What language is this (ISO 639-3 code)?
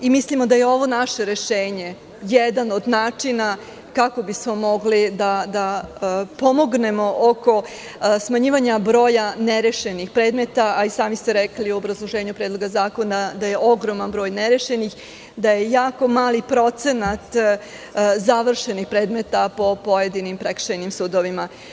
srp